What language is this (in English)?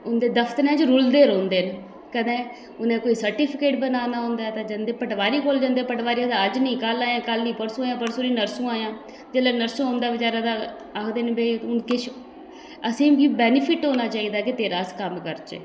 Dogri